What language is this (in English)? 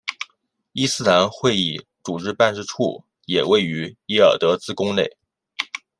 Chinese